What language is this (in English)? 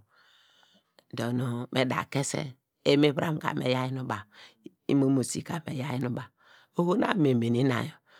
Degema